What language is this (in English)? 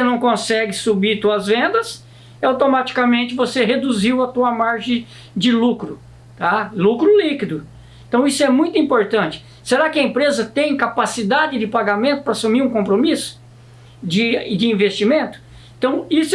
Portuguese